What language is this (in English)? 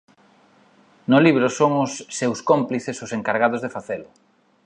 Galician